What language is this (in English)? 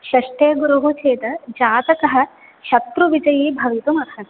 Sanskrit